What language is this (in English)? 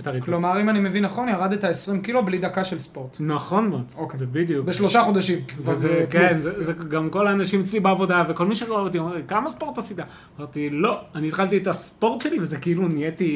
Hebrew